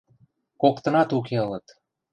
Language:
Western Mari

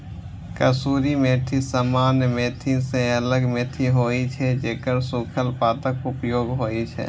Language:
Maithili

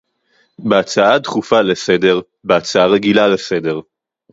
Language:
Hebrew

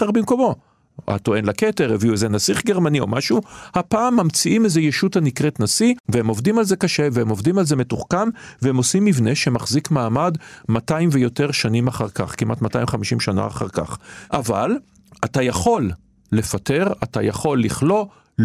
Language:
Hebrew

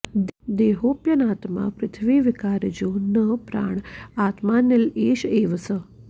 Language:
Sanskrit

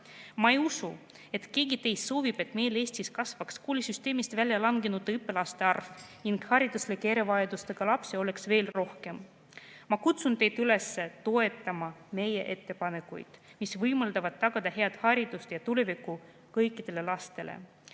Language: Estonian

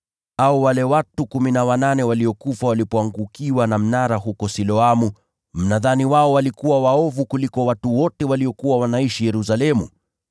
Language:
Swahili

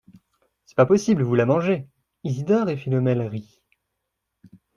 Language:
French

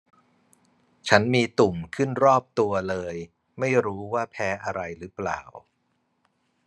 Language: Thai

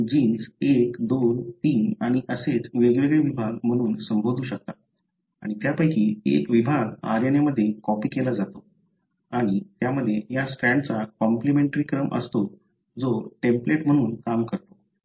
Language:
Marathi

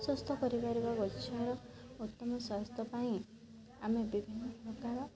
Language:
Odia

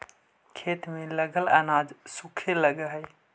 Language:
Magahi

